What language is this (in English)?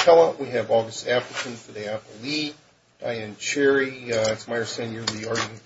English